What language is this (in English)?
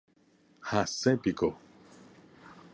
Guarani